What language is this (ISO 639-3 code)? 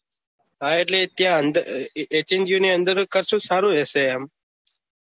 guj